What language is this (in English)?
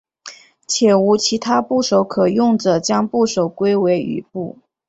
Chinese